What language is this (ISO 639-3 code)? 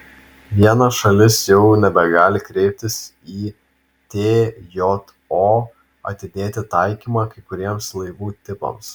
lit